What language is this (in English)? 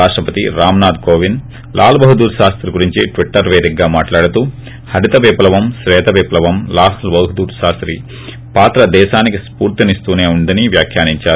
Telugu